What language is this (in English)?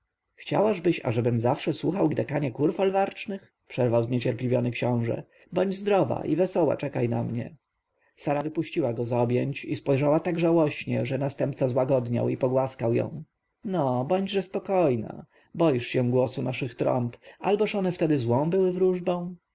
Polish